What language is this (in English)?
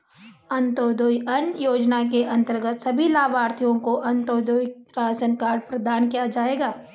Hindi